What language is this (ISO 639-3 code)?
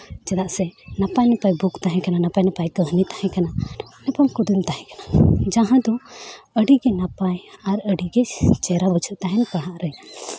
sat